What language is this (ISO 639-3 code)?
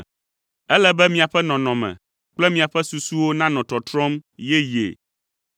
ewe